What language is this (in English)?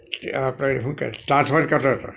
Gujarati